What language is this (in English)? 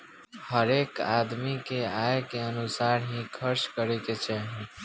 Bhojpuri